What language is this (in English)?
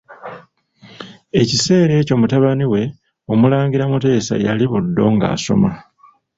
Ganda